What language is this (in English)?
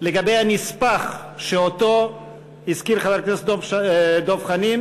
Hebrew